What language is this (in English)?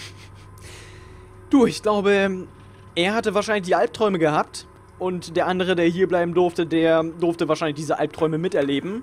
German